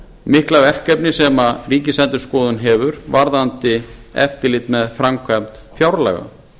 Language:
Icelandic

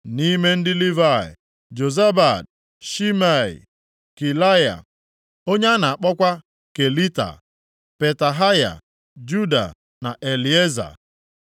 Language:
Igbo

